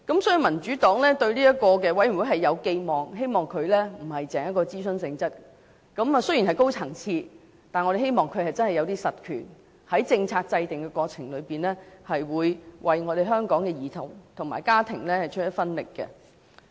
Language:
Cantonese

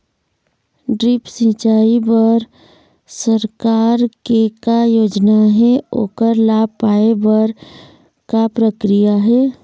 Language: Chhattisgarhi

